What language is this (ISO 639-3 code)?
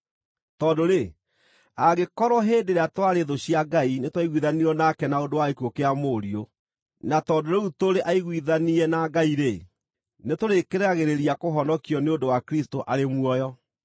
kik